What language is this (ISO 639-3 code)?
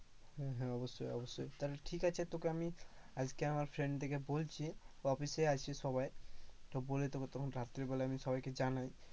ben